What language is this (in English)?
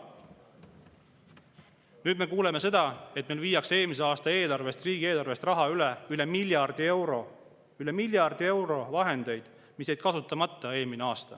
Estonian